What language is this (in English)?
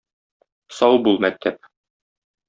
Tatar